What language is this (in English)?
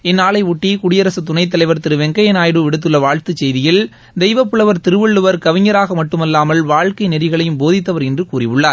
Tamil